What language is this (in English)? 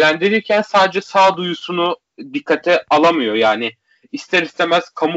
Turkish